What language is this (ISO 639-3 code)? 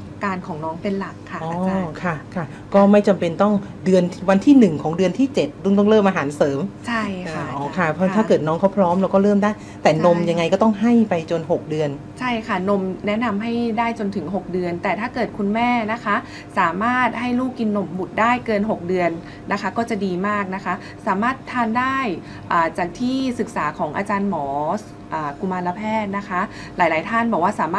tha